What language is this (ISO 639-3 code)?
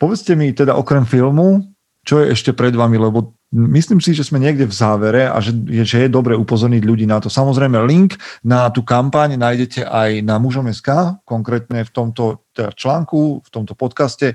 slk